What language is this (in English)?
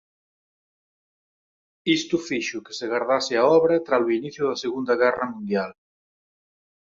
Galician